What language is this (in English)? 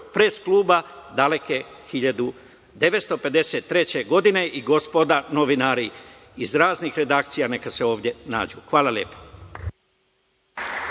Serbian